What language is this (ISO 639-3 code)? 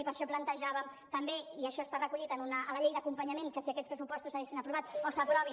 cat